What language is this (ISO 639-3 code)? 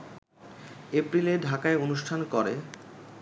ben